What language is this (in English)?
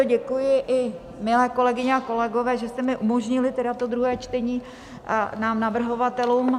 Czech